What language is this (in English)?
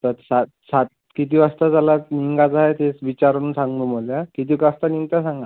Marathi